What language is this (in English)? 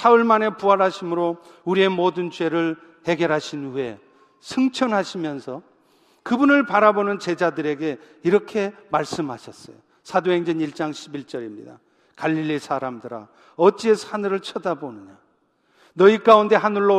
Korean